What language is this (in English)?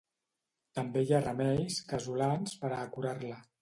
Catalan